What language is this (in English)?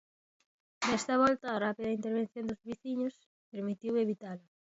Galician